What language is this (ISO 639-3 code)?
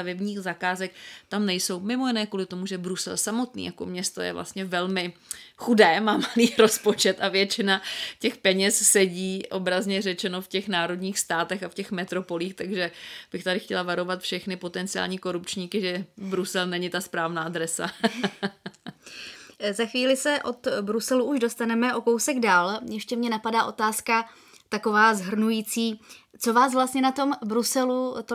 ces